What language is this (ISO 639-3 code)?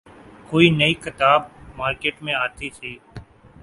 urd